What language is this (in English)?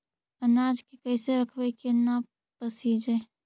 Magahi